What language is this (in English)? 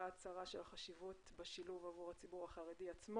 Hebrew